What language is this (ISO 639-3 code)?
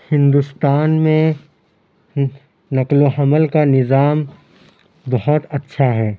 urd